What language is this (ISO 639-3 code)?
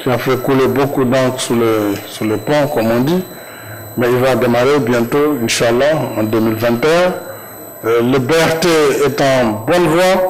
fra